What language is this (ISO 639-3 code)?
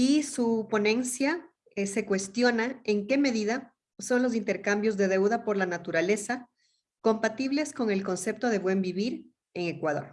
spa